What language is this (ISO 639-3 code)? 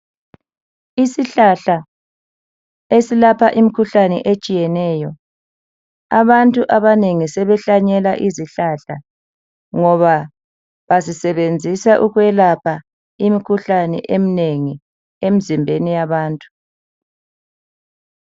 nde